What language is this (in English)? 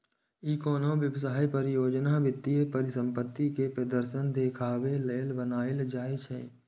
Maithili